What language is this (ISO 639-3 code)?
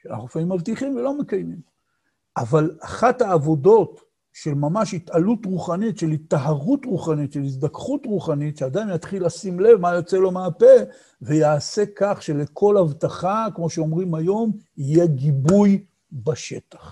heb